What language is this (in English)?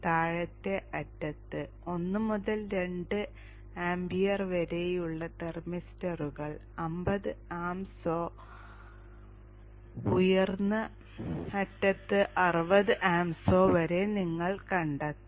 Malayalam